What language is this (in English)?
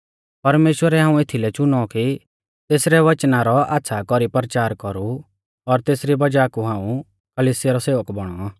Mahasu Pahari